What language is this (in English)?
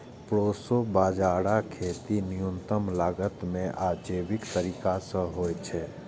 Maithili